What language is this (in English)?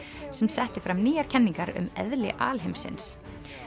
Icelandic